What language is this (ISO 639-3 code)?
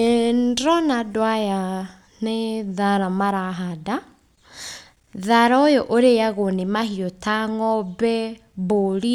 kik